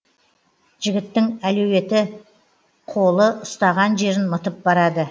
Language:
Kazakh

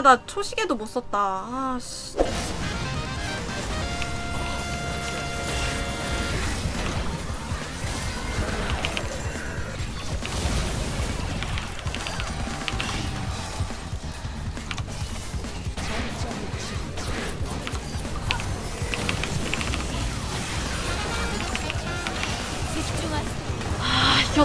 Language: Korean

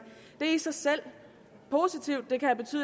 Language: Danish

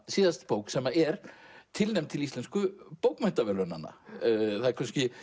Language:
Icelandic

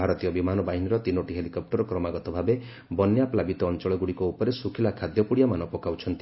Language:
Odia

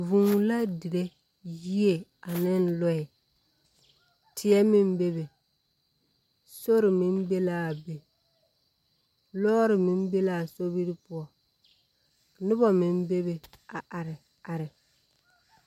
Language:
Southern Dagaare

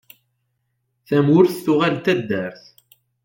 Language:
Kabyle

